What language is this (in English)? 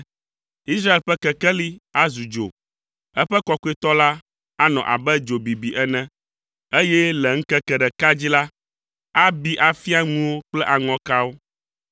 Ewe